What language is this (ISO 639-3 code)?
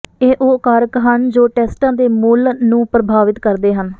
pan